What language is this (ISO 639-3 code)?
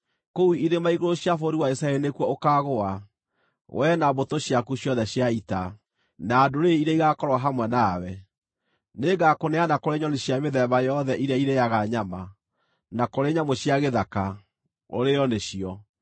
kik